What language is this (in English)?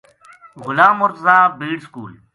Gujari